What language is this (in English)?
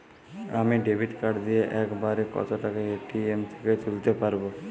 Bangla